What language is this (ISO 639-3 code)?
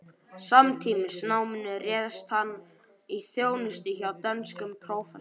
isl